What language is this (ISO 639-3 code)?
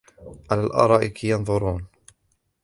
ara